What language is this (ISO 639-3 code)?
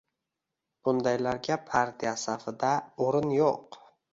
uzb